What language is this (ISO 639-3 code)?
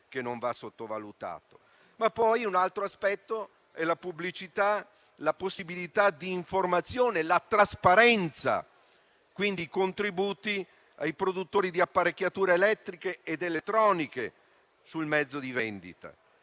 ita